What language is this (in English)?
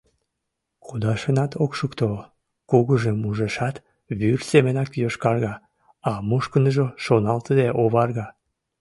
Mari